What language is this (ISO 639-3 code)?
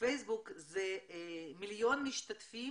heb